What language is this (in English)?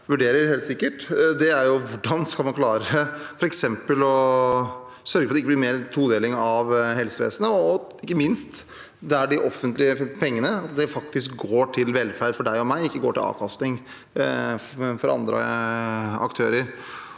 Norwegian